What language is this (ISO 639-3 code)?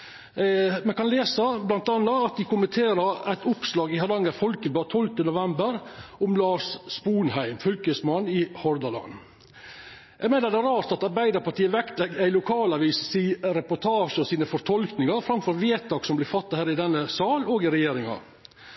nno